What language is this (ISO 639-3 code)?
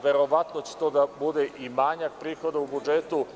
srp